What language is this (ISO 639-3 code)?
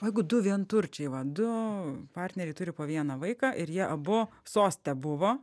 lit